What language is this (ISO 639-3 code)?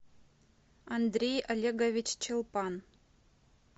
rus